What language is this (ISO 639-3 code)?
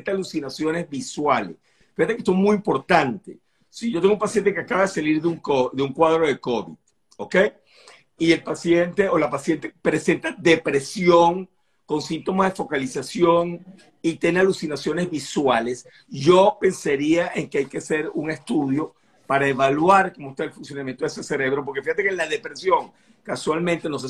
spa